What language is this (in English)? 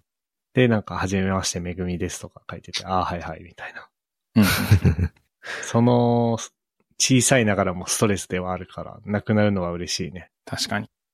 Japanese